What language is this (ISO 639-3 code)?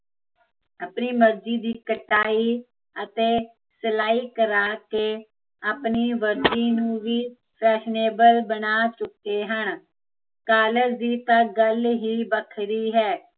pan